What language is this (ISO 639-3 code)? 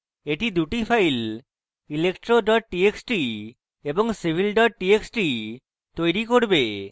ben